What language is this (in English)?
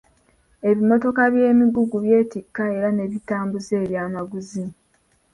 Ganda